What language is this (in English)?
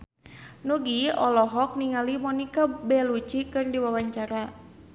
Sundanese